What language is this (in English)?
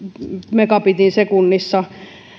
Finnish